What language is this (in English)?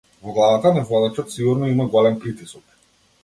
Macedonian